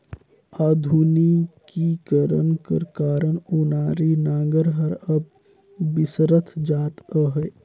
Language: Chhattisgarhi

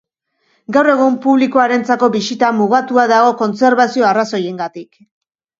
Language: Basque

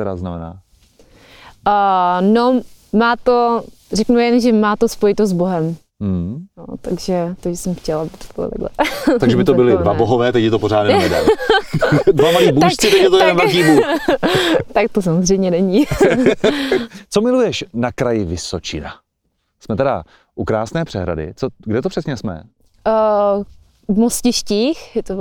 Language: Czech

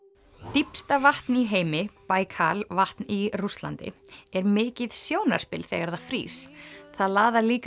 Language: Icelandic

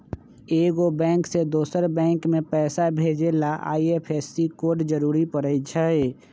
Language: Magahi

